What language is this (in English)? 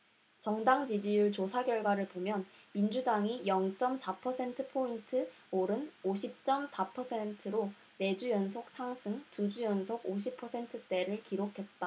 Korean